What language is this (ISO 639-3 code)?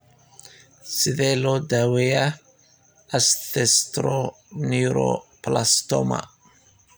som